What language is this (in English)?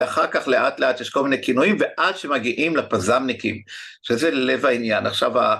Hebrew